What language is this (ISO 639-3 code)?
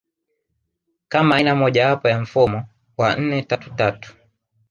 swa